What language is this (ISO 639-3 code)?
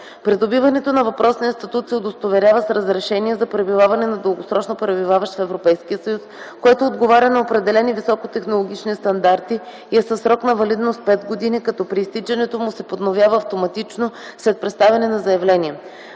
bul